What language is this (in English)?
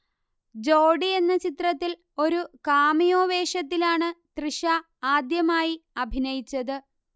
Malayalam